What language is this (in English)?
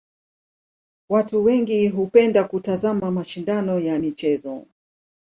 Swahili